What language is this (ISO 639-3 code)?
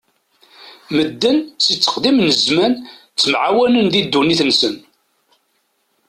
kab